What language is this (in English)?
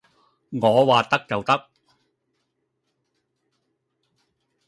Cantonese